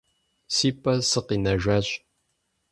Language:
Kabardian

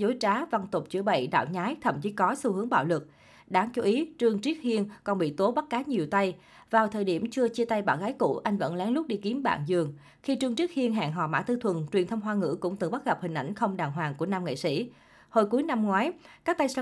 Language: Vietnamese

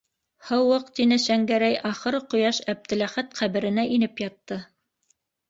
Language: Bashkir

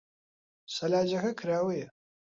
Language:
Central Kurdish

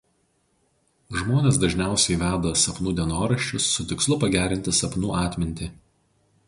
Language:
Lithuanian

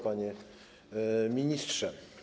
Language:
Polish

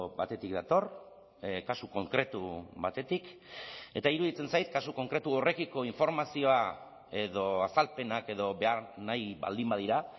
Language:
Basque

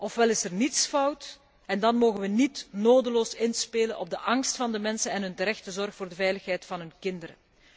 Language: Dutch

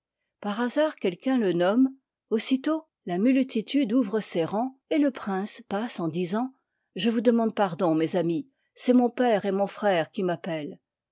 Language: French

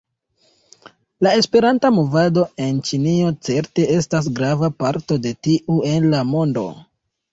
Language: Esperanto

